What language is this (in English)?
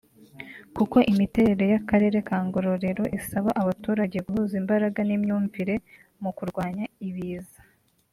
Kinyarwanda